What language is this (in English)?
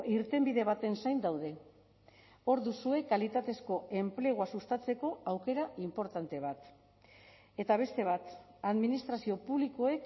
Basque